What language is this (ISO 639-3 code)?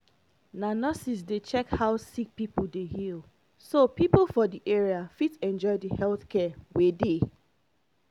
pcm